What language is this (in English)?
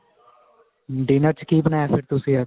Punjabi